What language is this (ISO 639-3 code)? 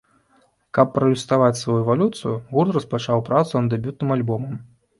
bel